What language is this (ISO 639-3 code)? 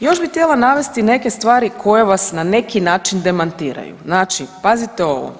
hrv